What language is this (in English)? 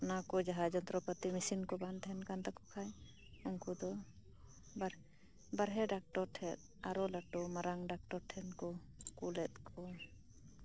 Santali